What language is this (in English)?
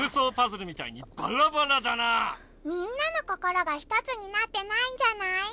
Japanese